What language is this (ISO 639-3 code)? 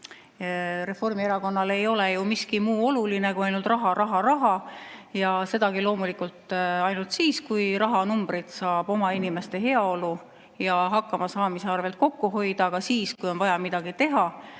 est